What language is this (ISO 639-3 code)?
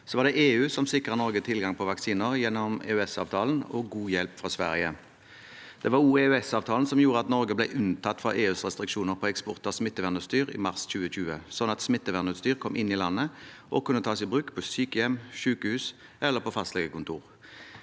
nor